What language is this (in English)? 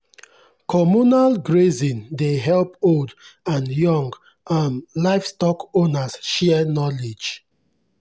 Nigerian Pidgin